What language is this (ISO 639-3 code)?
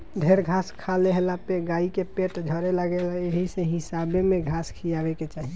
bho